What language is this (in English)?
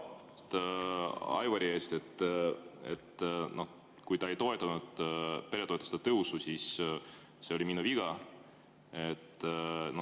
Estonian